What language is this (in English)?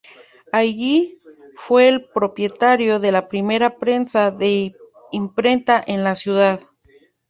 Spanish